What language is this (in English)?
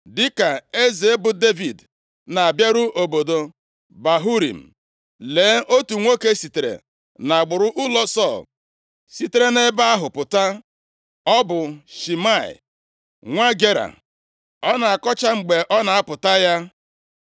Igbo